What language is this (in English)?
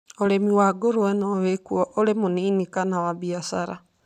Kikuyu